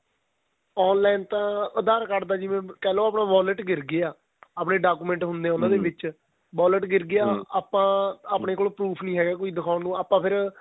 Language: Punjabi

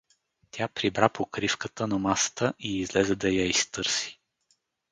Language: Bulgarian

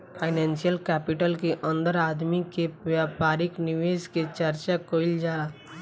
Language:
Bhojpuri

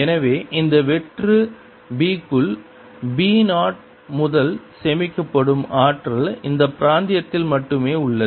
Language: Tamil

